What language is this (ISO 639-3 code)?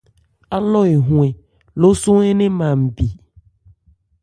ebr